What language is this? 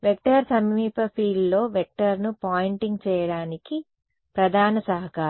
Telugu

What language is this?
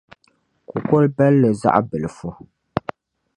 Dagbani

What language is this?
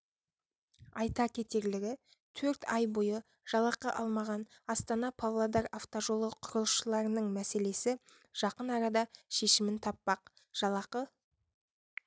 Kazakh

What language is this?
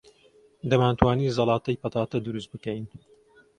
Central Kurdish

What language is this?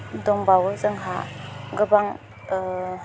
Bodo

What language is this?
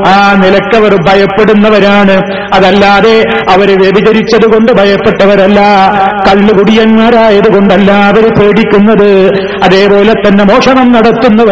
Malayalam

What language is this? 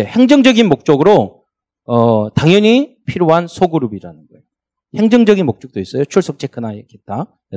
Korean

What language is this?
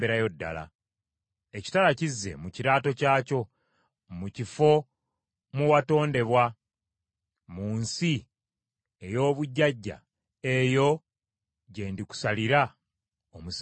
Ganda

